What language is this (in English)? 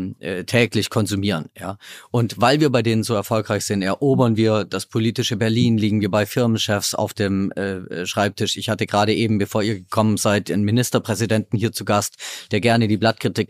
German